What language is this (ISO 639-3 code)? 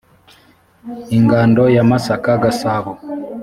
kin